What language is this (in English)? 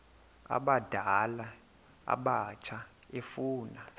Xhosa